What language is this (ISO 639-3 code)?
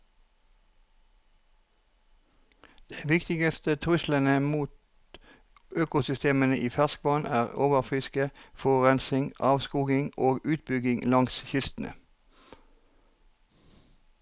nor